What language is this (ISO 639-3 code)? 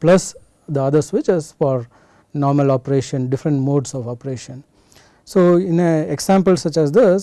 eng